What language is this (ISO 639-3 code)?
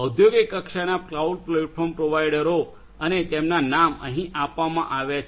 guj